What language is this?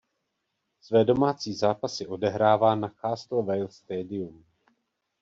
Czech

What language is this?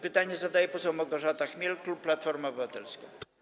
Polish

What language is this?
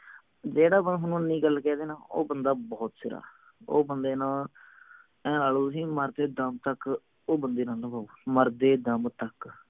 Punjabi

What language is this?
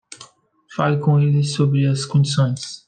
Portuguese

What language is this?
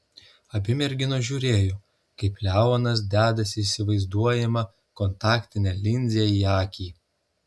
Lithuanian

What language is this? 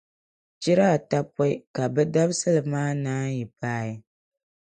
Dagbani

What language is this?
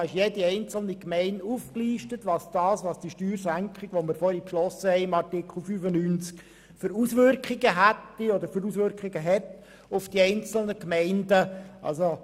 Swiss German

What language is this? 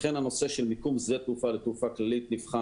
Hebrew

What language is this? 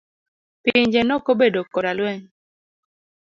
Luo (Kenya and Tanzania)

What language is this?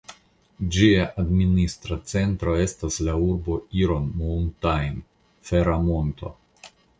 Esperanto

